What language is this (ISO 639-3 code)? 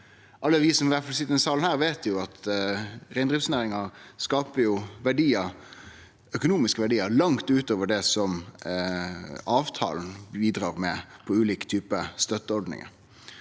nor